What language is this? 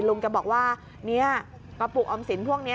Thai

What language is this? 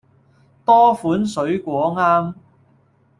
Cantonese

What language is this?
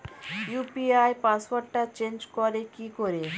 Bangla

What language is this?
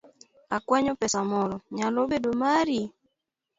Luo (Kenya and Tanzania)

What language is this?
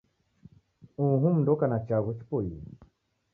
Taita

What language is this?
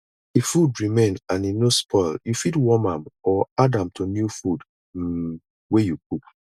Nigerian Pidgin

